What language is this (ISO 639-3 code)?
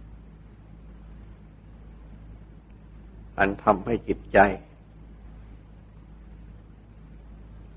tha